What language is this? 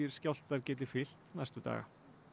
Icelandic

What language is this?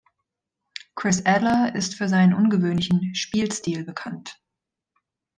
German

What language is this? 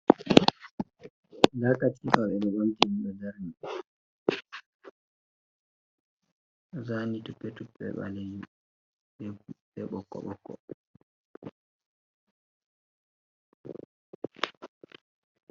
Fula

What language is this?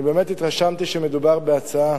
Hebrew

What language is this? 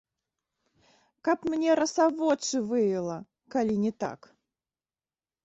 Belarusian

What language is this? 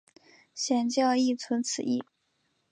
Chinese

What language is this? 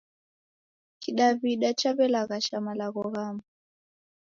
Taita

